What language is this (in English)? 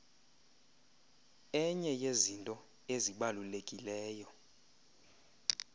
Xhosa